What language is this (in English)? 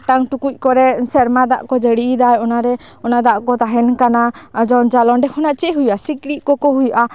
Santali